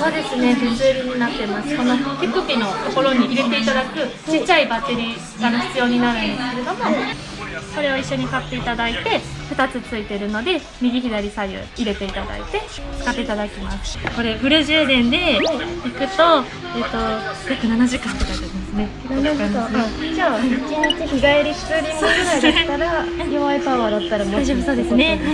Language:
Japanese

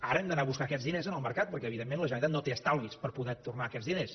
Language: Catalan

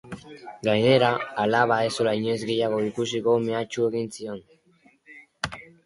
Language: Basque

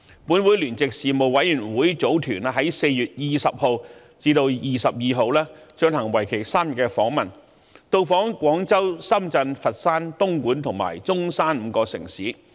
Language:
Cantonese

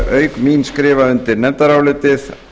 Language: Icelandic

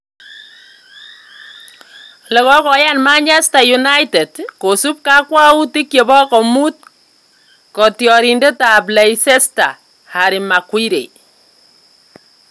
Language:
Kalenjin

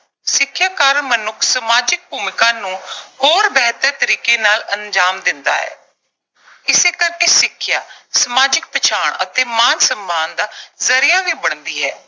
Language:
Punjabi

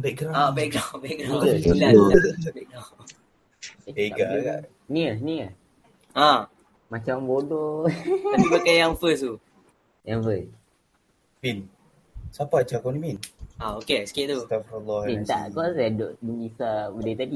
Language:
Malay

